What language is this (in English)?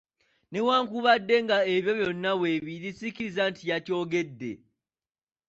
Ganda